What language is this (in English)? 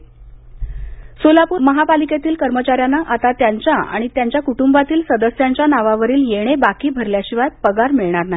Marathi